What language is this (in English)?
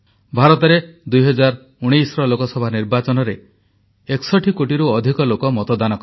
Odia